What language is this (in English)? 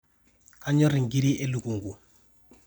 Masai